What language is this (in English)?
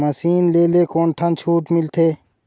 Chhattisgarhi